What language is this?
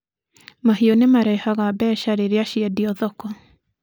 Kikuyu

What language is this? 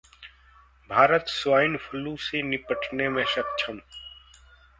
Hindi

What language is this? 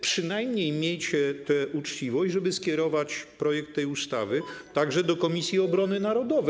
Polish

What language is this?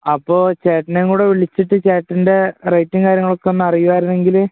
Malayalam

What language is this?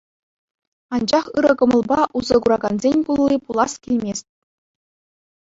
Chuvash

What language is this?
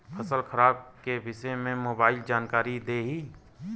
Bhojpuri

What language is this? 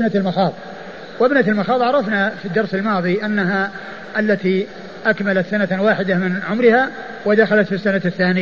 Arabic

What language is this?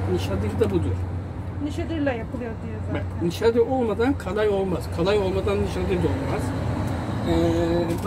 Turkish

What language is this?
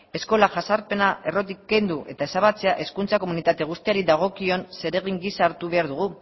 Basque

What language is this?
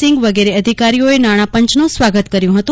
Gujarati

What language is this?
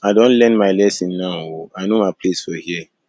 Nigerian Pidgin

